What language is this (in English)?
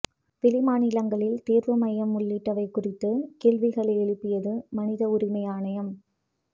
Tamil